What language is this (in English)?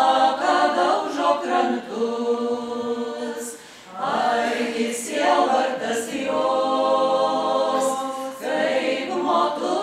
Romanian